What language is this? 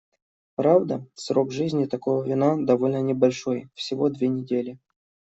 Russian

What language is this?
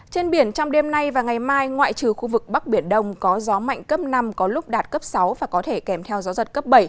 Vietnamese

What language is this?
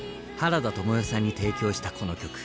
Japanese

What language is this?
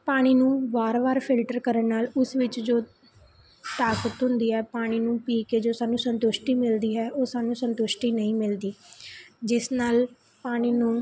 Punjabi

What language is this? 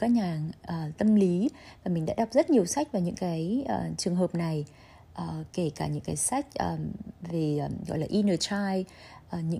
Vietnamese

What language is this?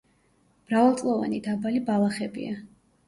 Georgian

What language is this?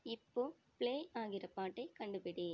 Tamil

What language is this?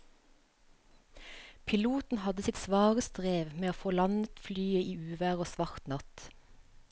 Norwegian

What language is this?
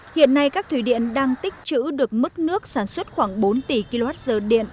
Vietnamese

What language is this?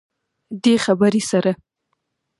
Pashto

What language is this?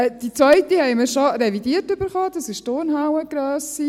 Swiss German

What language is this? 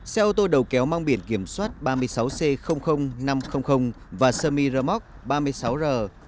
Vietnamese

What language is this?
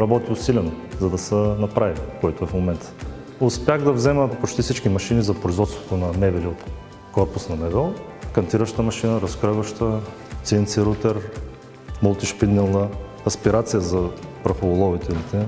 Bulgarian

